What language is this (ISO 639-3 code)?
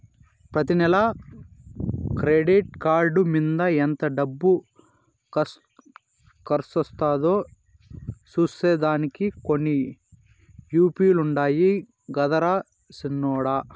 tel